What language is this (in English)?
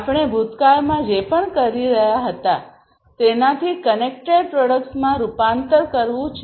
Gujarati